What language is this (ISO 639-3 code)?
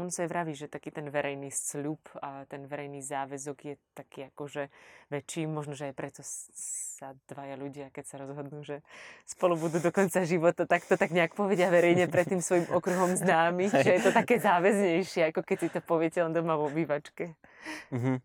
slk